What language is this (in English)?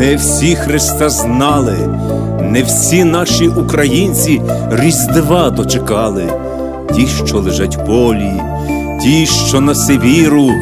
Ukrainian